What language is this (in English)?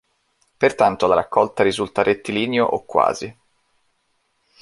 Italian